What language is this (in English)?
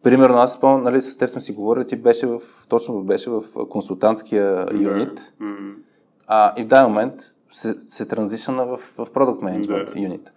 Bulgarian